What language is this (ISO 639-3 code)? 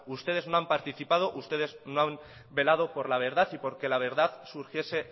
spa